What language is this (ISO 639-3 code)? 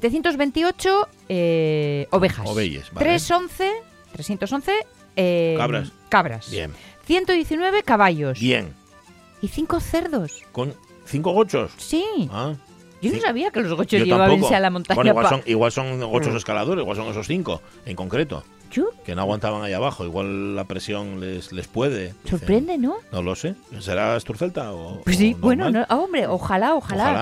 spa